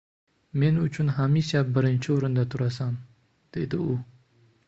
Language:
Uzbek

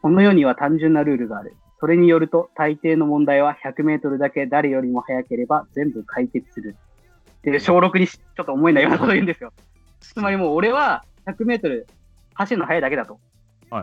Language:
Japanese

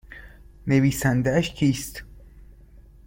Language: Persian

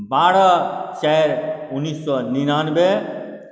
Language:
Maithili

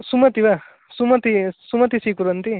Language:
Sanskrit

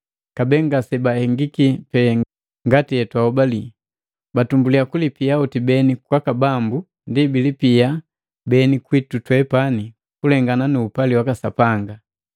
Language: Matengo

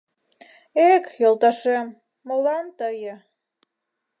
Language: Mari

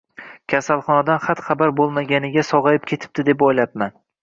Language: Uzbek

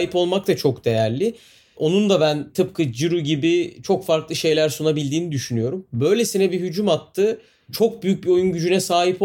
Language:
Turkish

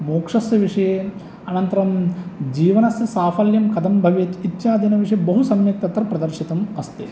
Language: Sanskrit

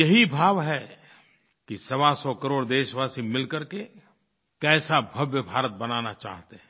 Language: Hindi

